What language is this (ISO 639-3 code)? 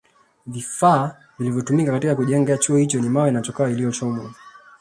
swa